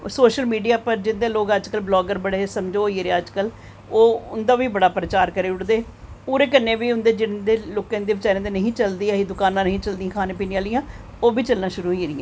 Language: Dogri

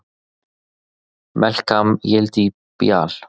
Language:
Icelandic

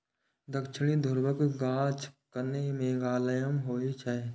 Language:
Maithili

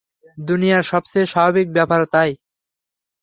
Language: Bangla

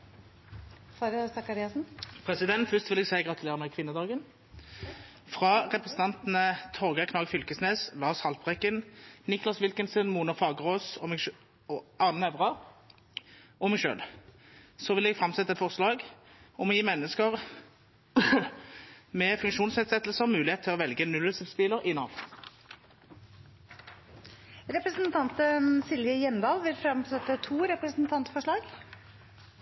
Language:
Norwegian Nynorsk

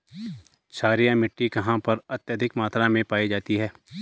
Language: Hindi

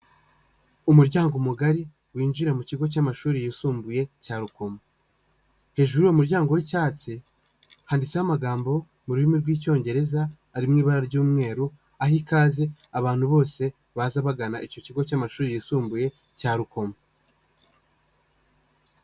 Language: Kinyarwanda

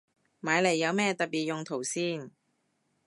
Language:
Cantonese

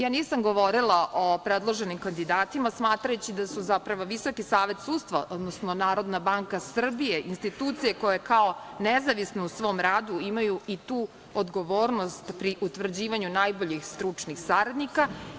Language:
Serbian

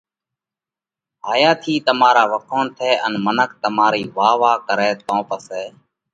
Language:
Parkari Koli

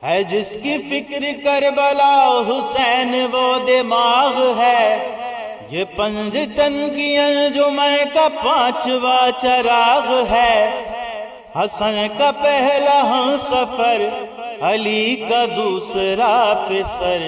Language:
Urdu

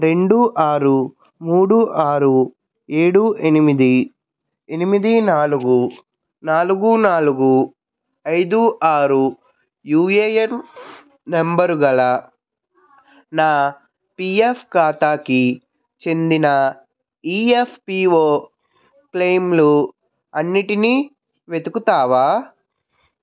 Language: Telugu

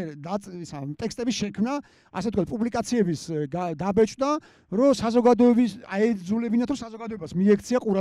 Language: Romanian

